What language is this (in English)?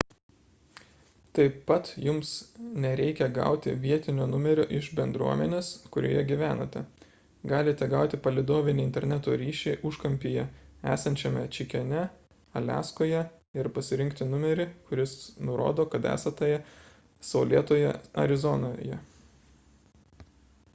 Lithuanian